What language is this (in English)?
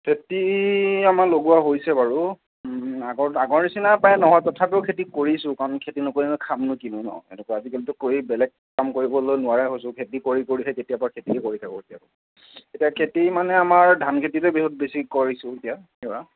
Assamese